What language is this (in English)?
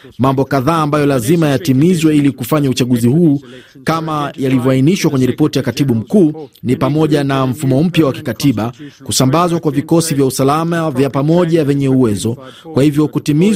Swahili